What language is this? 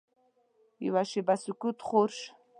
Pashto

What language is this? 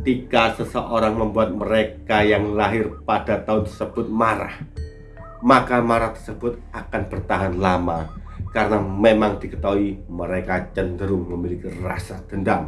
Indonesian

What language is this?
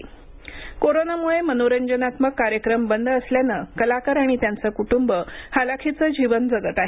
Marathi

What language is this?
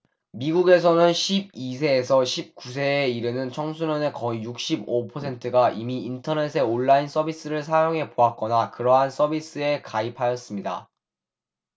Korean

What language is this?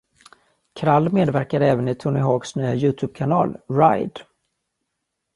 Swedish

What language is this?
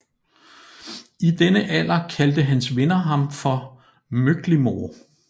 Danish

